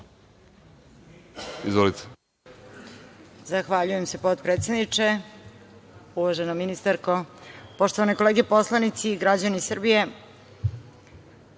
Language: Serbian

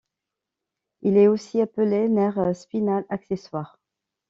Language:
French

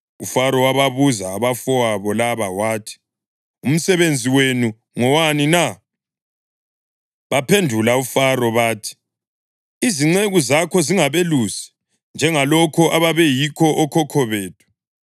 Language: North Ndebele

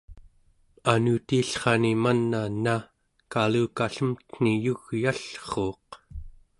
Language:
Central Yupik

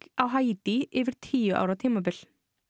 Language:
Icelandic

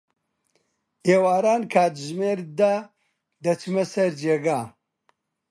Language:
Central Kurdish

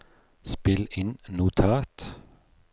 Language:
Norwegian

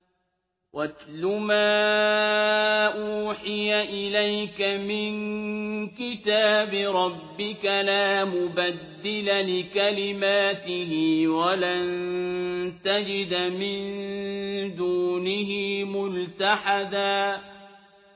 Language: Arabic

